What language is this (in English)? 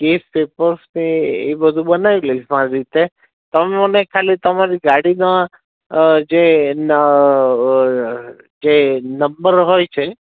Gujarati